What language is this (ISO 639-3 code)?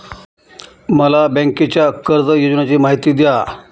mar